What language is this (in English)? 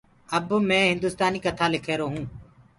Gurgula